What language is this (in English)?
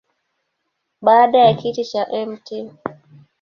Swahili